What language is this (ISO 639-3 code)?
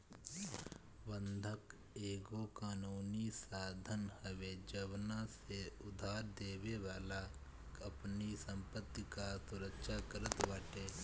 bho